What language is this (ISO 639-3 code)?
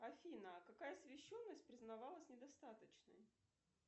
rus